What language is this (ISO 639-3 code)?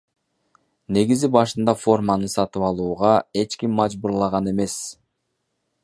kir